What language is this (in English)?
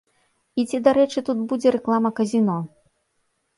Belarusian